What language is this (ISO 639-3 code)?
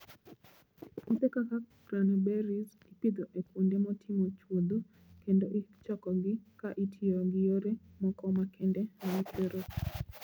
luo